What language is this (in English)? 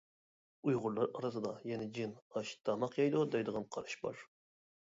Uyghur